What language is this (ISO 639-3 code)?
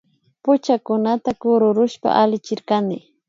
qvi